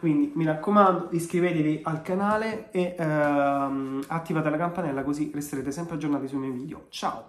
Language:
Italian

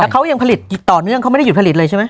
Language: Thai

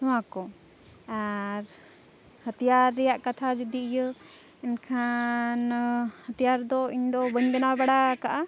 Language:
Santali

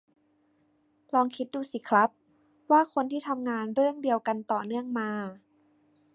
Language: Thai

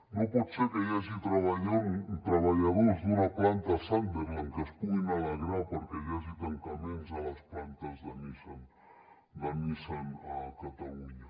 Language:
Catalan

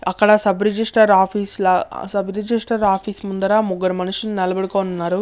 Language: Telugu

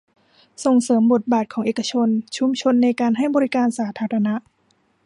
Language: Thai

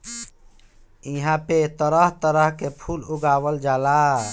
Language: Bhojpuri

